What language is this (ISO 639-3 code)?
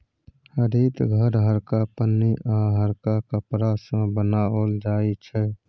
mai